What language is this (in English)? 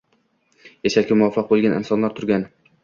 Uzbek